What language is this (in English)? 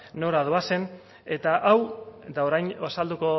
Basque